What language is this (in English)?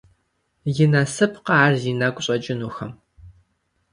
Kabardian